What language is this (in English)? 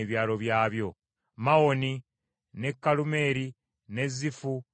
Ganda